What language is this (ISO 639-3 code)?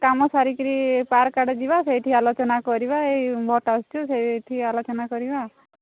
ori